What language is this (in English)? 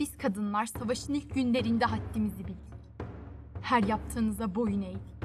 Turkish